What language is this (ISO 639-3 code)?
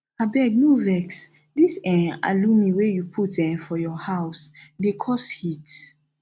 pcm